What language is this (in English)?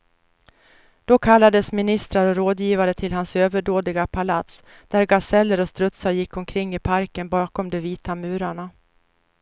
Swedish